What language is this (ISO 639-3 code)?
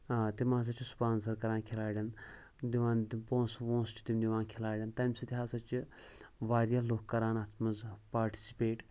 kas